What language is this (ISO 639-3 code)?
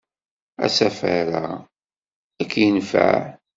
kab